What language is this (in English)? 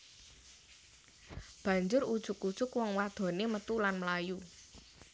Javanese